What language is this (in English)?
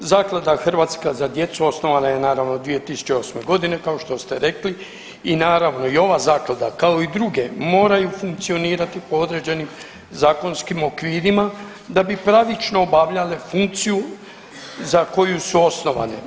Croatian